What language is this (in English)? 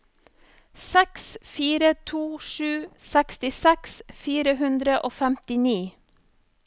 Norwegian